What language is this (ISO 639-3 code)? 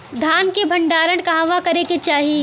bho